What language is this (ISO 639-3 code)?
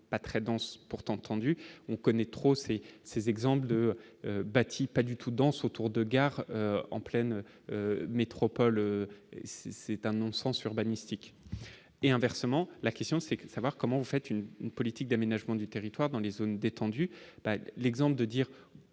fra